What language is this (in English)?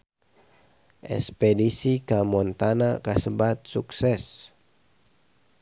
Sundanese